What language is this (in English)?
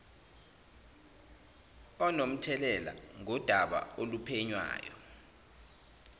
Zulu